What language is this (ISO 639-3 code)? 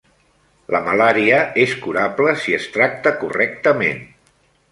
cat